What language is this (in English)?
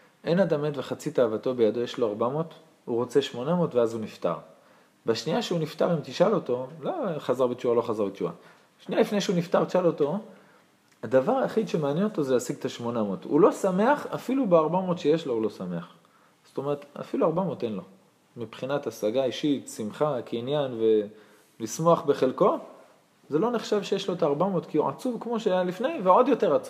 Hebrew